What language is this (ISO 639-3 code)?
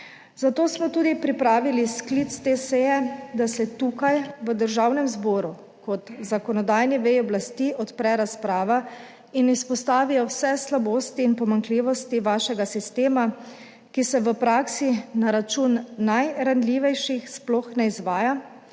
slv